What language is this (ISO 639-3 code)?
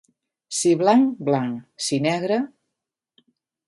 cat